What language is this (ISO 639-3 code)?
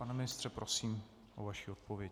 ces